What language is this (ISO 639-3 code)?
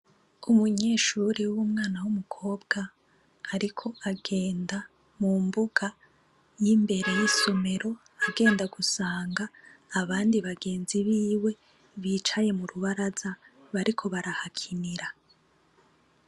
run